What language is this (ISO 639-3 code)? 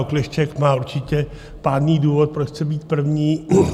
ces